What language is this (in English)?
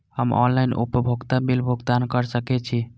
Maithili